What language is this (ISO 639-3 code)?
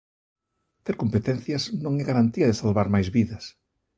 glg